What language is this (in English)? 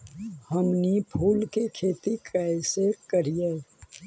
Magahi